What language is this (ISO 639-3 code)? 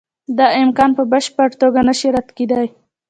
pus